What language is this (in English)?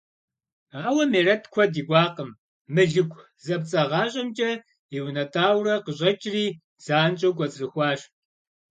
Kabardian